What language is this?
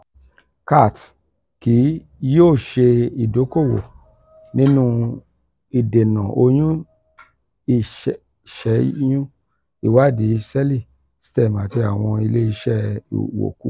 Yoruba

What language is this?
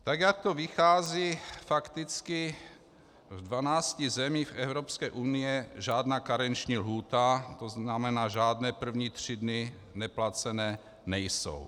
Czech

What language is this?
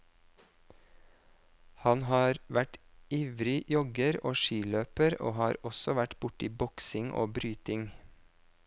Norwegian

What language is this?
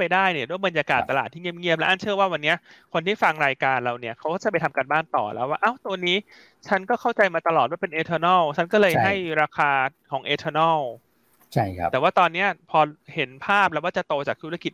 Thai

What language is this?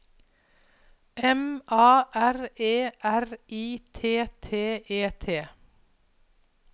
Norwegian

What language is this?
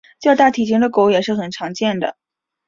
Chinese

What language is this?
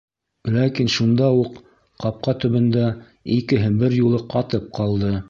Bashkir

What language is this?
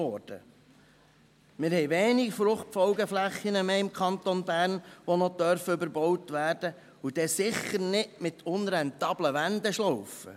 Swiss German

